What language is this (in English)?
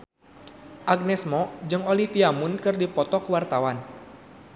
Sundanese